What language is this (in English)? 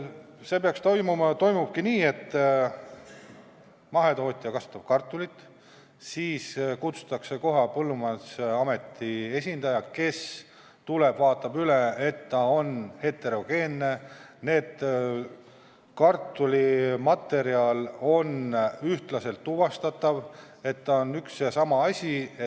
Estonian